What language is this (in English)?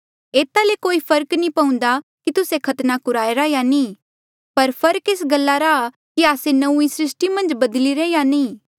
Mandeali